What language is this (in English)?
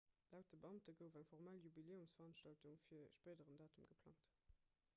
Luxembourgish